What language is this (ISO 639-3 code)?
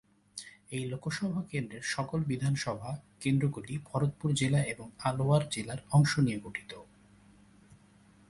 ben